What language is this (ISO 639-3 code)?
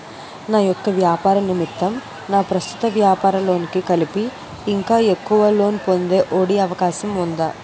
tel